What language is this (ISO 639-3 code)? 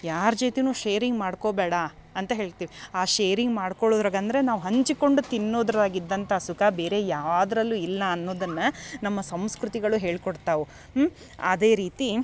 kan